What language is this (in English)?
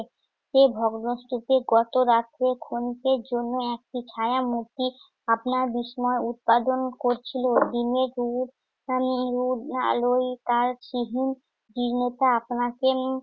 Bangla